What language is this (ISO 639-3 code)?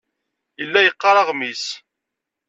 kab